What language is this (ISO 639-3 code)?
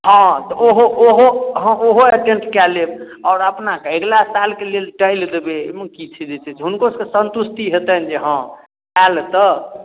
mai